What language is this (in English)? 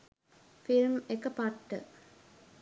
Sinhala